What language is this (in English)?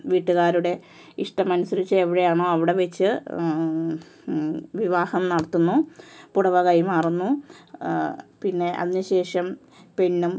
Malayalam